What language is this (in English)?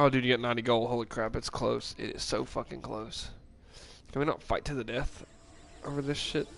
English